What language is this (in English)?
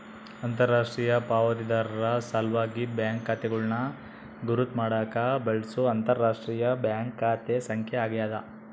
Kannada